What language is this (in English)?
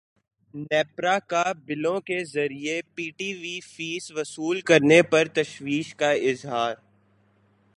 Urdu